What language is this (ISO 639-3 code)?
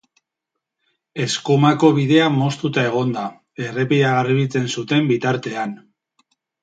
eus